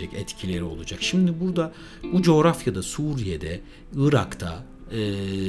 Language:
Turkish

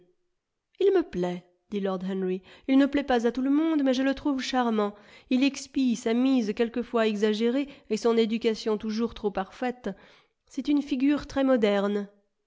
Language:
French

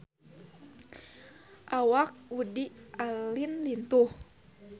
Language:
Sundanese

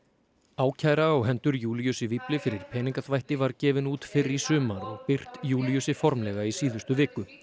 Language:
Icelandic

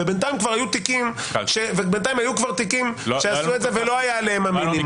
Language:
Hebrew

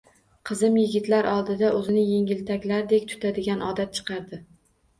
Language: Uzbek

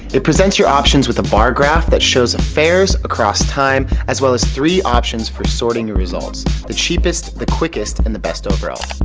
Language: English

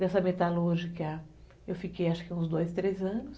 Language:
Portuguese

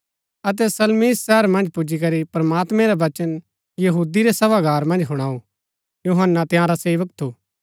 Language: Gaddi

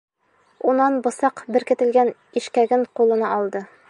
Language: Bashkir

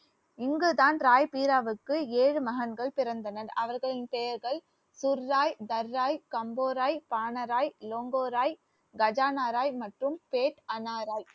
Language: Tamil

